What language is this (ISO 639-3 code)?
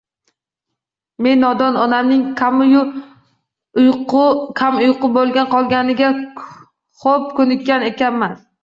uzb